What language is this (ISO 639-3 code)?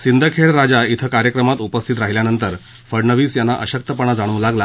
mar